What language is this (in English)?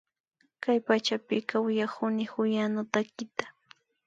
Imbabura Highland Quichua